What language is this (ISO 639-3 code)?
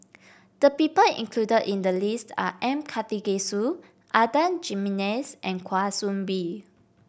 eng